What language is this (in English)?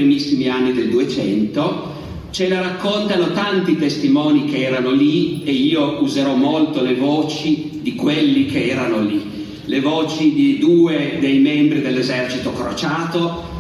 Italian